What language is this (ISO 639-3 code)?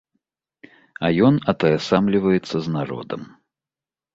bel